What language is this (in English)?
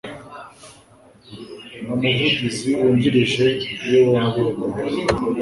Kinyarwanda